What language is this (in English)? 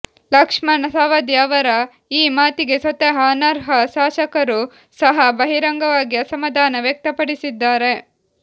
Kannada